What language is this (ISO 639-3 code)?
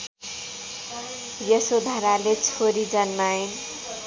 nep